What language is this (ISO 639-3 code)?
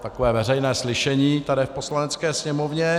ces